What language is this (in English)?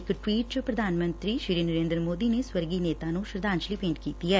Punjabi